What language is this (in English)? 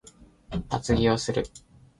Japanese